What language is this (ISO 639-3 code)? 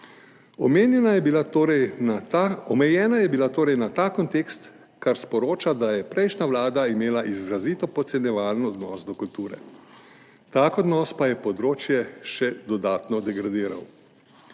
slv